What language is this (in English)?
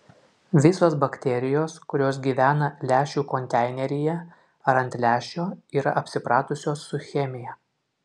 Lithuanian